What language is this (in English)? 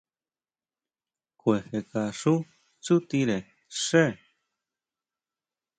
Huautla Mazatec